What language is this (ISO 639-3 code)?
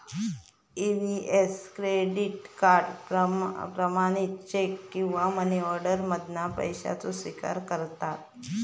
mar